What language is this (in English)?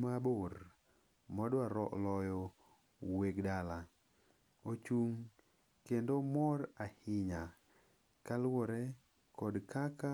Luo (Kenya and Tanzania)